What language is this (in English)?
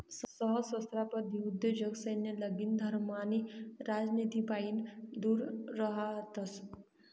Marathi